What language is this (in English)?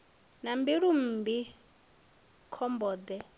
Venda